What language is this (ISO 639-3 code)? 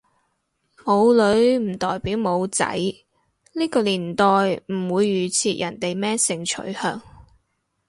yue